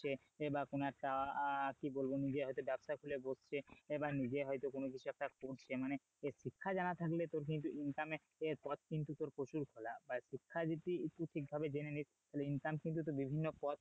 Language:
Bangla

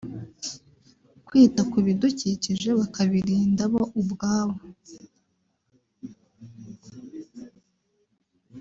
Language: Kinyarwanda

